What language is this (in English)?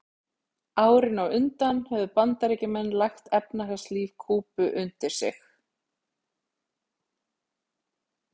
Icelandic